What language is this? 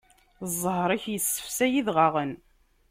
Kabyle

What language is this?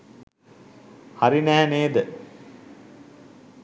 Sinhala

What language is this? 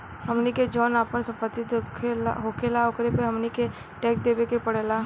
Bhojpuri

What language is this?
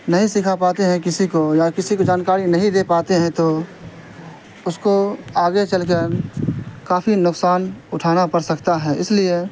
Urdu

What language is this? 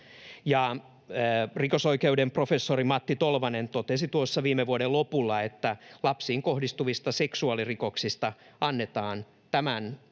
Finnish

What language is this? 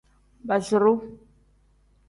Tem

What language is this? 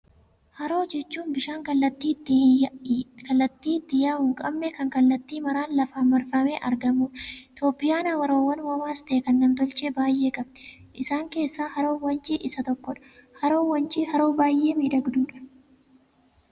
Oromo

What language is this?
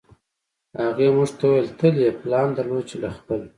Pashto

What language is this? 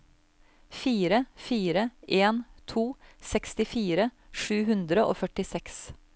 Norwegian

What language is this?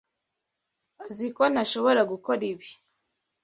Kinyarwanda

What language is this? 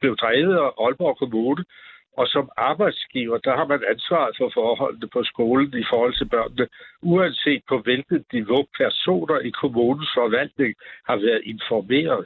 Danish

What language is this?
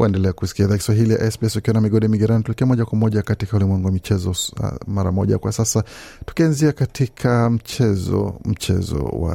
Swahili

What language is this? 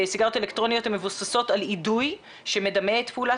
Hebrew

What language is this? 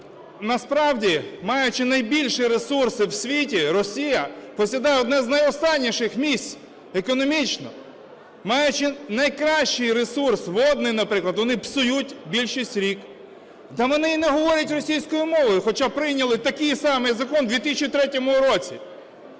Ukrainian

